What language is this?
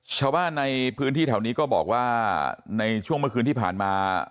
Thai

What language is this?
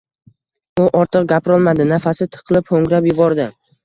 Uzbek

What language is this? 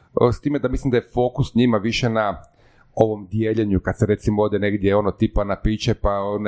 Croatian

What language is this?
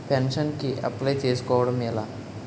Telugu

